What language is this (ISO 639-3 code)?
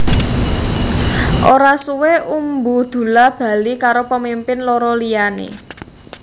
jav